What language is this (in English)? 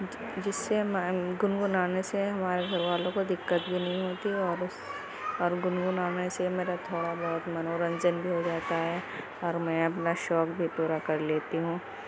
Urdu